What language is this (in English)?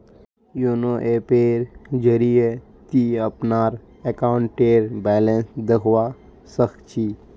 Magahi